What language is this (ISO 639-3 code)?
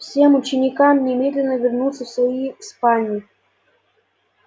rus